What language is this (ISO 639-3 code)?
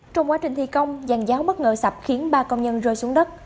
vie